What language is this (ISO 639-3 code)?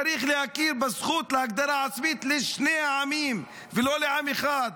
heb